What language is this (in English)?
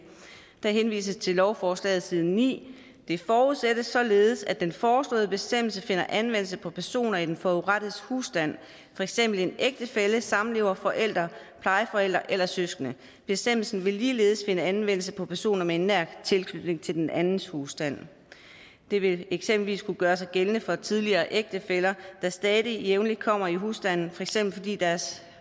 Danish